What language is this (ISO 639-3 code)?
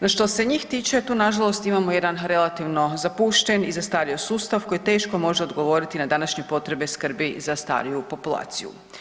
hrv